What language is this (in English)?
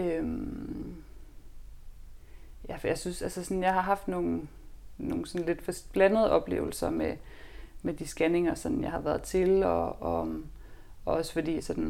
Danish